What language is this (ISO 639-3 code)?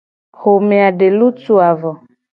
gej